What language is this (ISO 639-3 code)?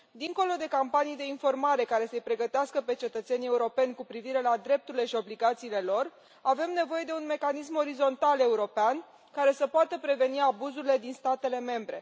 ron